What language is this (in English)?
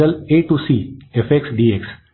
Marathi